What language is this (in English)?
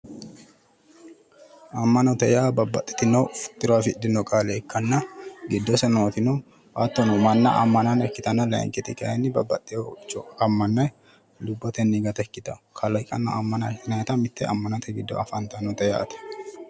Sidamo